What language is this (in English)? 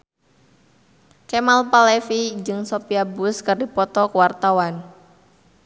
Sundanese